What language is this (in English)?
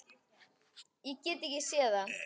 Icelandic